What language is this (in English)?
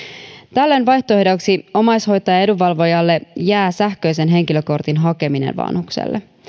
Finnish